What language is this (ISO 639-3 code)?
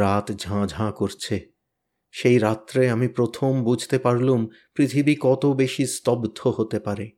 ben